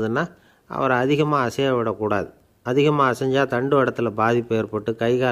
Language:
Romanian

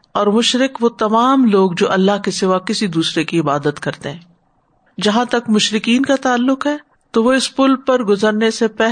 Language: Urdu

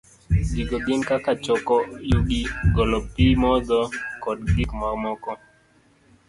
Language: Luo (Kenya and Tanzania)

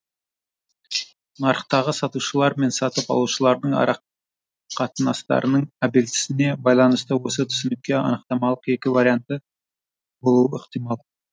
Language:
Kazakh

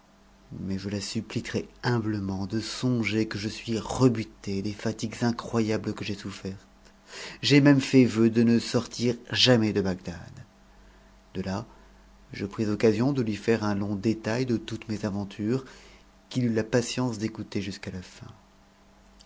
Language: French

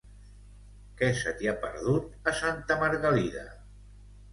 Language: Catalan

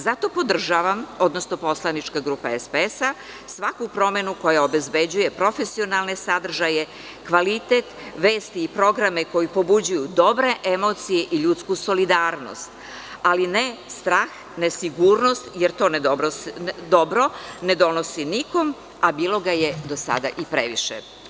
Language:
Serbian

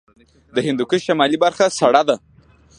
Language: Pashto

